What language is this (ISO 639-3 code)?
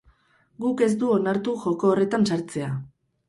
eus